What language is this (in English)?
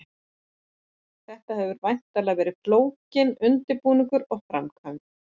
Icelandic